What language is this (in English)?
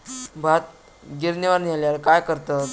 Marathi